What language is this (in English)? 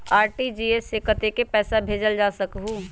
Magahi